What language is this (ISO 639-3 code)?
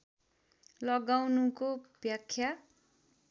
nep